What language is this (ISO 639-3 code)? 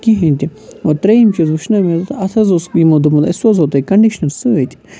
kas